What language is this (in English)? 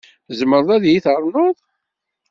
Kabyle